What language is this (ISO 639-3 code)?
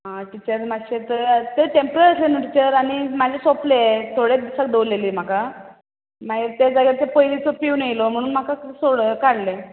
kok